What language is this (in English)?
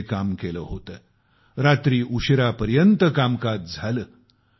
Marathi